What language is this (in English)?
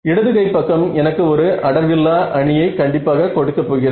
Tamil